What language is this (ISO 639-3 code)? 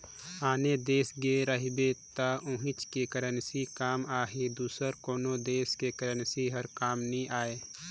hne